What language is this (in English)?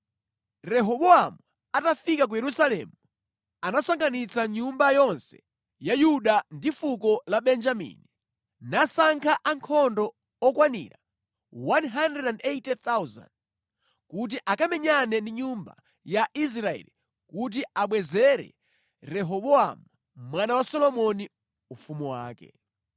Nyanja